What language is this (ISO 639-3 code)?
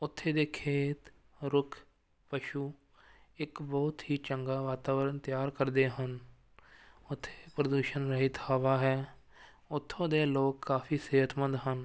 pan